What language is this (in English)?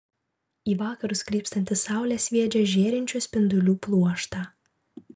Lithuanian